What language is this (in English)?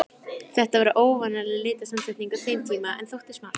Icelandic